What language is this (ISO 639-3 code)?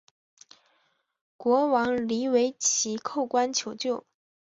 zho